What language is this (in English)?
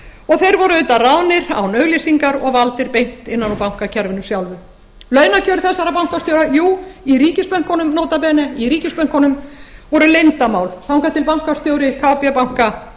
Icelandic